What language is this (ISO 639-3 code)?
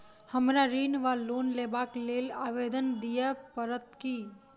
mai